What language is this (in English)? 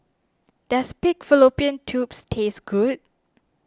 English